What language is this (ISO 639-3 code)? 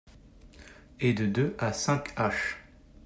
fra